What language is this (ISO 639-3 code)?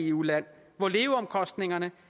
dan